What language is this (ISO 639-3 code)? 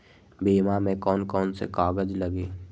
mag